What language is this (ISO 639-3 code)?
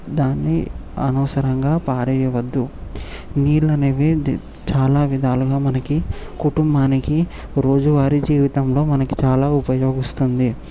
tel